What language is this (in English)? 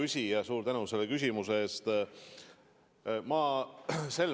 Estonian